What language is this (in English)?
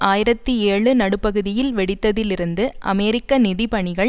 Tamil